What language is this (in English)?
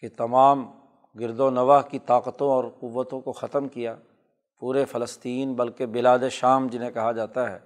Urdu